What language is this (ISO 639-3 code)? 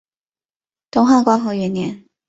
zho